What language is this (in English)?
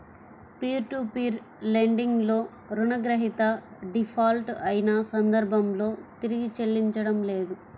Telugu